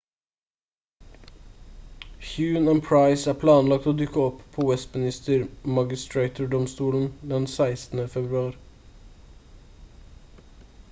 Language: Norwegian Bokmål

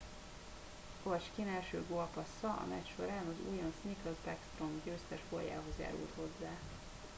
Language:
Hungarian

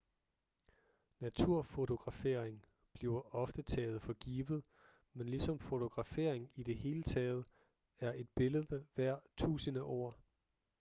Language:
Danish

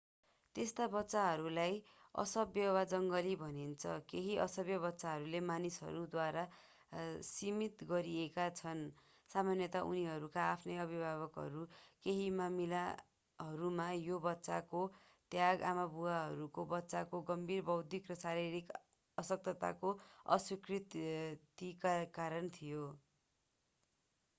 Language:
Nepali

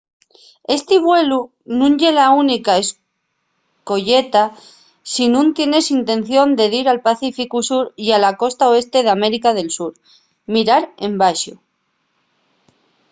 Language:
Asturian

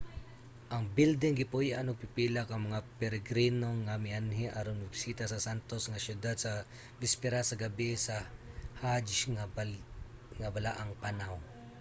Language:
Cebuano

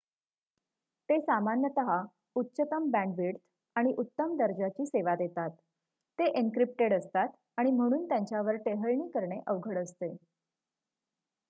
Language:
Marathi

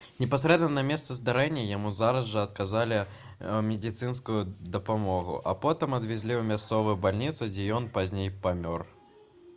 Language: Belarusian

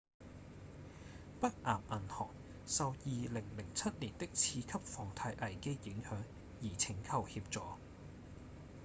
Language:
Cantonese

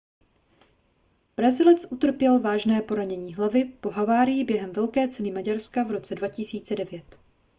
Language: Czech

